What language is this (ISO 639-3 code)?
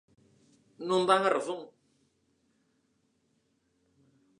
glg